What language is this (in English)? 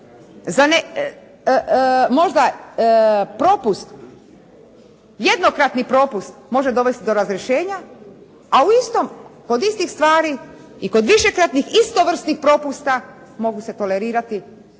Croatian